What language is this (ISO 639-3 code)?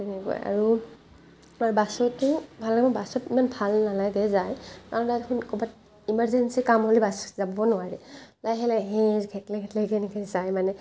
asm